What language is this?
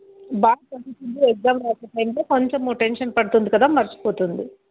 Telugu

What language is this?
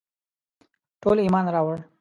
Pashto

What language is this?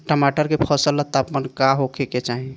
Bhojpuri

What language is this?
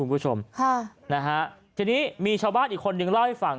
Thai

